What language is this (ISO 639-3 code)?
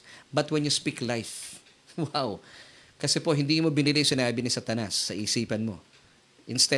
fil